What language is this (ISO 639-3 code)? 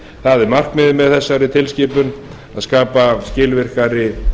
isl